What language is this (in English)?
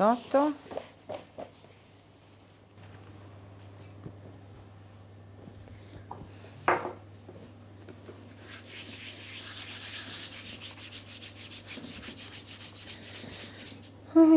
Italian